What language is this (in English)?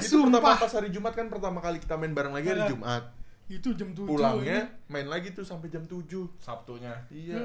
Indonesian